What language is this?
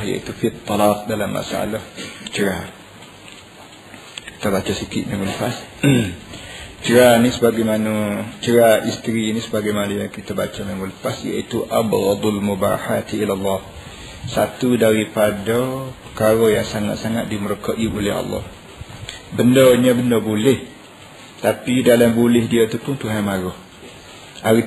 Malay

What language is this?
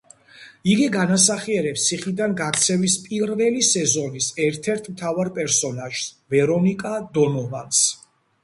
Georgian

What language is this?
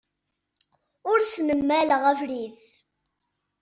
Kabyle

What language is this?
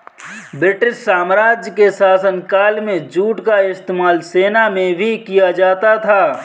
Hindi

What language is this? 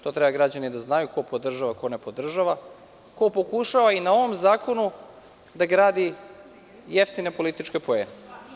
Serbian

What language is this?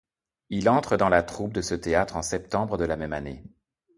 French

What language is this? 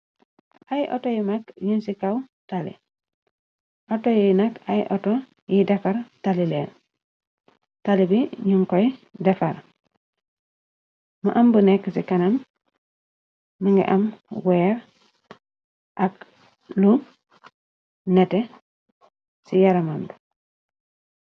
Wolof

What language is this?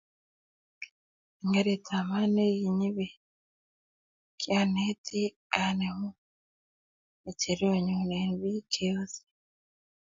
Kalenjin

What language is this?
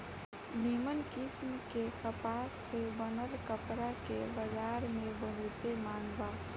Bhojpuri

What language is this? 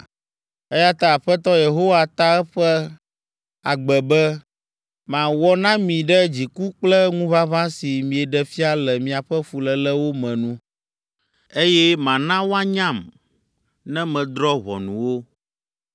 Ewe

